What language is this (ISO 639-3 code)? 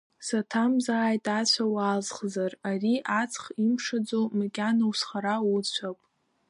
abk